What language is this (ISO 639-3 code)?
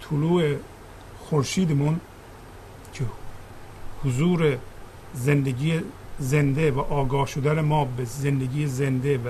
fas